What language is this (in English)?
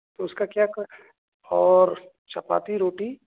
Urdu